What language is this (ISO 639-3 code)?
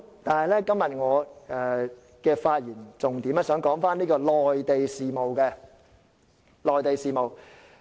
yue